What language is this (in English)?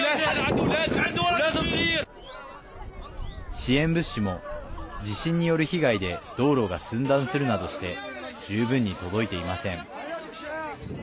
Japanese